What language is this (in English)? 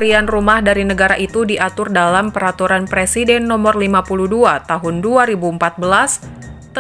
Indonesian